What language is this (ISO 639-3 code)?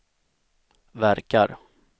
swe